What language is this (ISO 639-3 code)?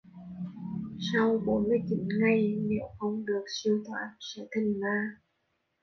vie